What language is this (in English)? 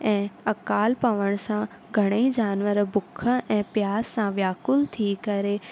Sindhi